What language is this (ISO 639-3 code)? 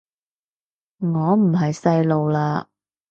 yue